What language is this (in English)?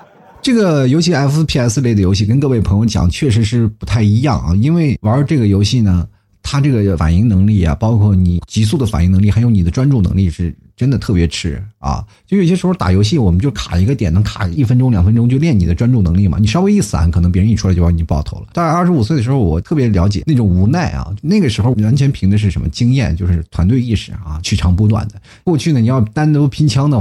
Chinese